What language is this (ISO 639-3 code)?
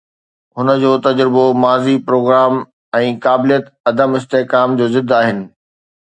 snd